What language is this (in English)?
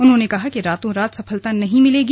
Hindi